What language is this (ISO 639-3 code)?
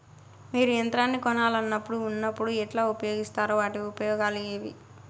tel